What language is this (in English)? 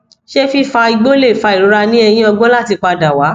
Yoruba